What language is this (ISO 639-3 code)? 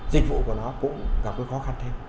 vie